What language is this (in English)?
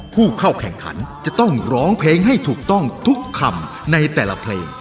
Thai